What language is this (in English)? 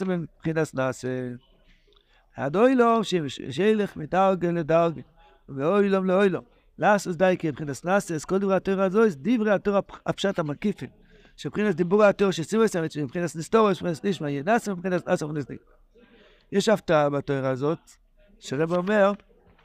Hebrew